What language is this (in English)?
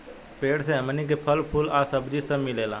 Bhojpuri